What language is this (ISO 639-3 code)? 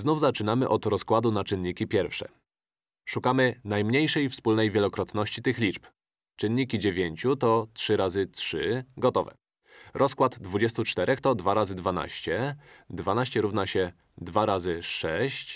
pol